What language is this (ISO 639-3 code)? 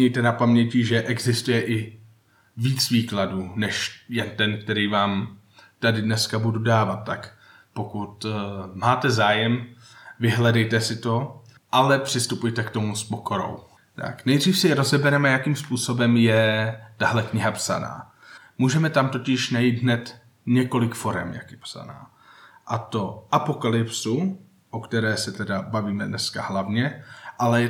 ces